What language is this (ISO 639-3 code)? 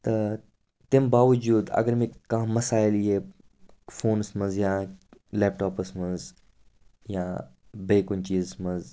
kas